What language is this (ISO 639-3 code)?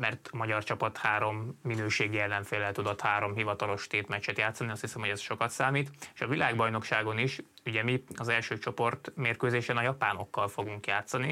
hun